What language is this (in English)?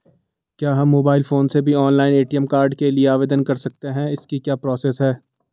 Hindi